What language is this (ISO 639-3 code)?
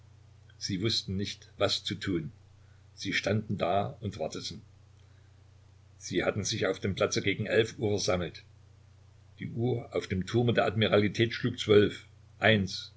deu